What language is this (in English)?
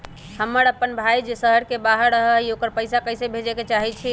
Magahi